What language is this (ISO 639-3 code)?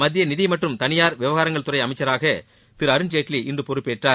tam